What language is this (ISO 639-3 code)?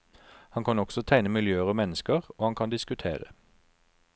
nor